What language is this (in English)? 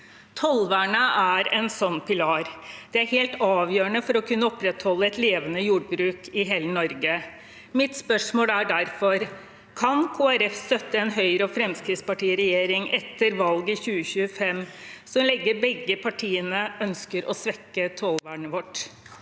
Norwegian